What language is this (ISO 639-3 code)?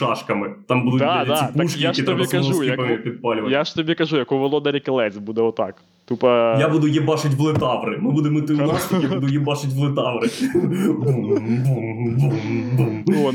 ukr